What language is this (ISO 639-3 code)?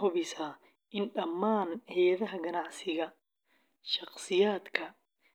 som